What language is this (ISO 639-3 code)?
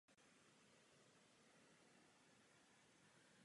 ces